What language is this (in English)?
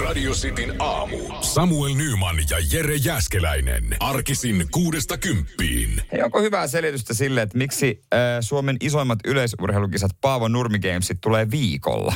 Finnish